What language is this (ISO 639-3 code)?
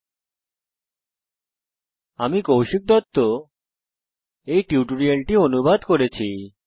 ben